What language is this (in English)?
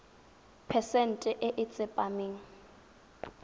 Tswana